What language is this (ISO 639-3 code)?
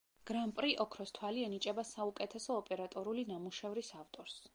kat